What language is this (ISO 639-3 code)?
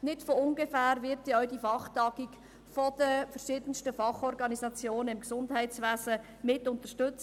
gsw